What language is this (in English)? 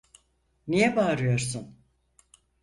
Turkish